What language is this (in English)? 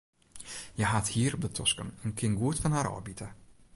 Western Frisian